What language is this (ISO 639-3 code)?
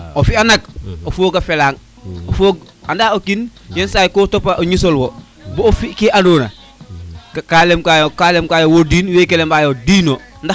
srr